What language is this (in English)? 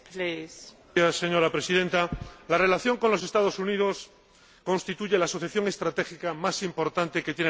Spanish